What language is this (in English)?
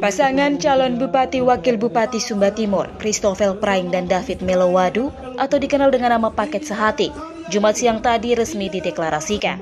Indonesian